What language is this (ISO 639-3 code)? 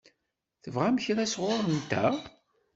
kab